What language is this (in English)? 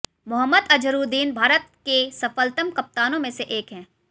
Hindi